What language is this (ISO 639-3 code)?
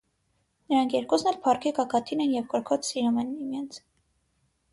hye